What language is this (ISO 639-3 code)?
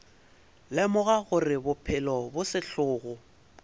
nso